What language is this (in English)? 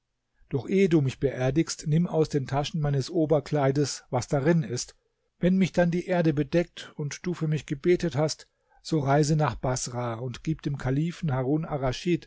German